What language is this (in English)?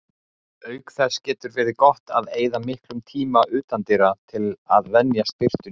Icelandic